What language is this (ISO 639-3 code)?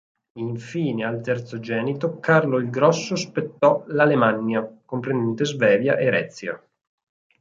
ita